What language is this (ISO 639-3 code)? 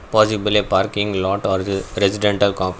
eng